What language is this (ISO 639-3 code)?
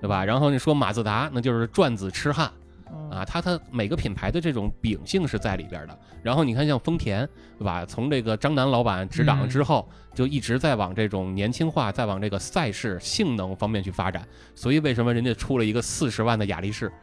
zho